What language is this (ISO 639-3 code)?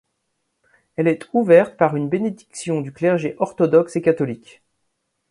fra